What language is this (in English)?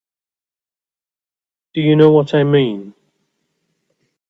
English